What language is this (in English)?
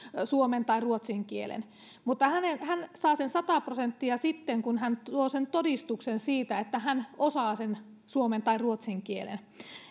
Finnish